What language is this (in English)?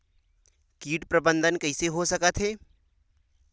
Chhattisgarhi